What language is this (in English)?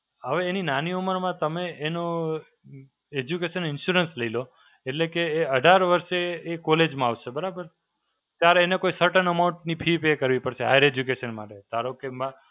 Gujarati